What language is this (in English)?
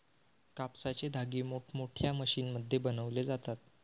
Marathi